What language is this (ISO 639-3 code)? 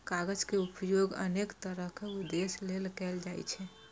mai